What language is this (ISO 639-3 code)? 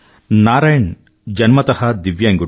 tel